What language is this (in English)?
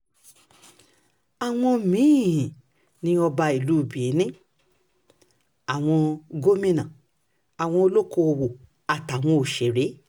Yoruba